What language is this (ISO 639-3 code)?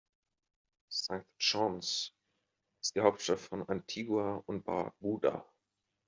deu